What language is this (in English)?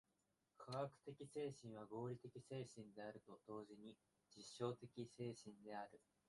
Japanese